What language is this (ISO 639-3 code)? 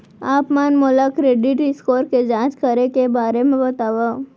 hne